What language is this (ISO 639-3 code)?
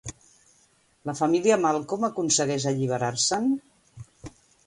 cat